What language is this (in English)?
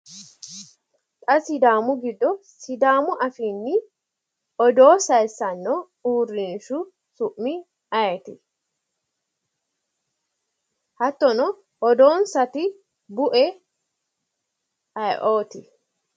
Sidamo